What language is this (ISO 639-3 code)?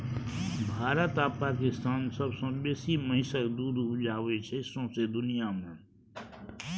mai